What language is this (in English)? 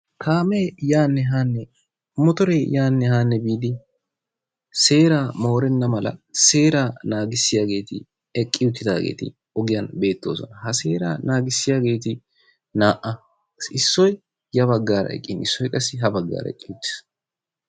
Wolaytta